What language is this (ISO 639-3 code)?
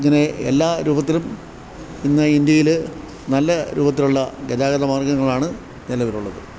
mal